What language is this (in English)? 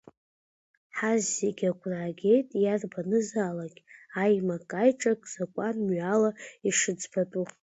Abkhazian